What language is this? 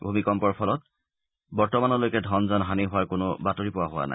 Assamese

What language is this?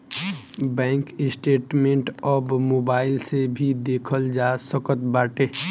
Bhojpuri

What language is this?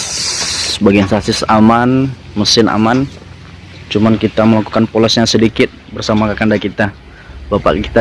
Indonesian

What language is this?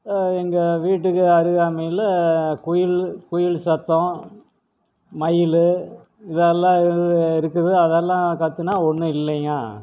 Tamil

